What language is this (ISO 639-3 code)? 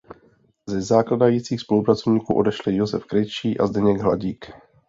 ces